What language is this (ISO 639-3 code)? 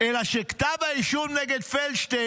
heb